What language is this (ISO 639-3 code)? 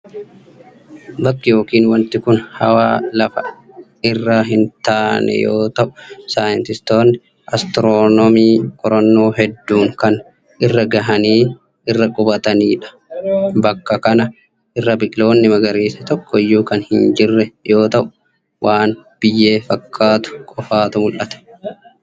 orm